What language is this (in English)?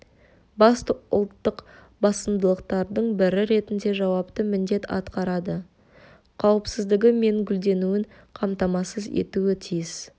Kazakh